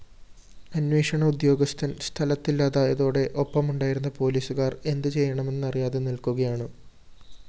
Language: Malayalam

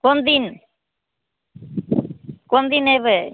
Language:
Maithili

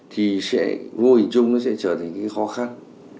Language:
Vietnamese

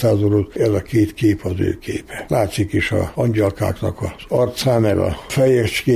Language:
Hungarian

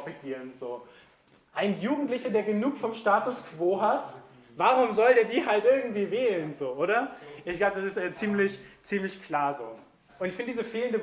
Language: German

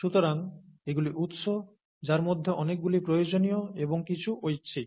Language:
Bangla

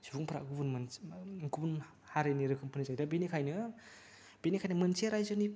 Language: Bodo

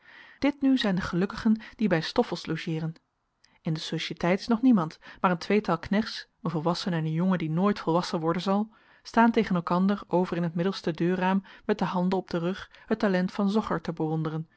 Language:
Dutch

